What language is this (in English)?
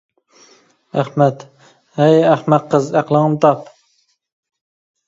Uyghur